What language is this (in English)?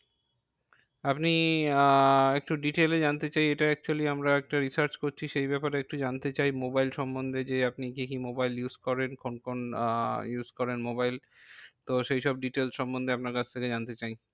Bangla